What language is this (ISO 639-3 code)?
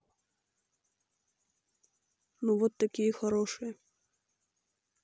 rus